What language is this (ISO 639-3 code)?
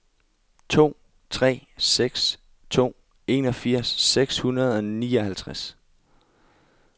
dan